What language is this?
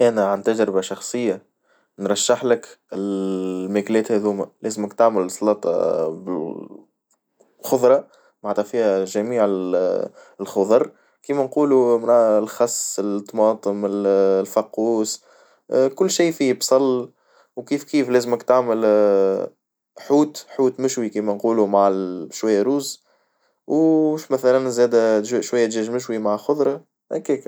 Tunisian Arabic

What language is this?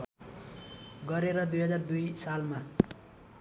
Nepali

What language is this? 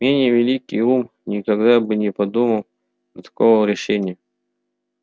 Russian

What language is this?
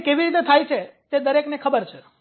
Gujarati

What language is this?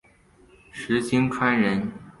Chinese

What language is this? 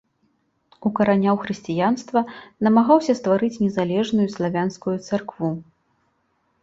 Belarusian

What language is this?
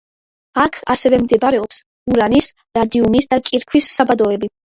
Georgian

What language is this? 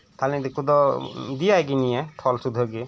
Santali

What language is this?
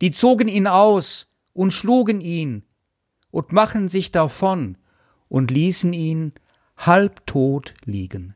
German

